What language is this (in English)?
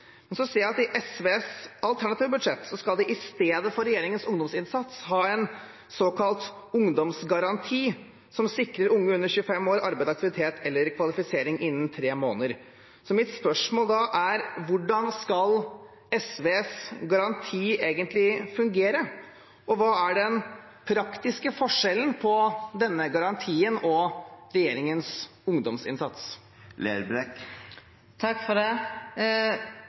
Norwegian